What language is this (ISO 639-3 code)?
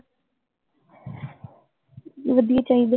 pan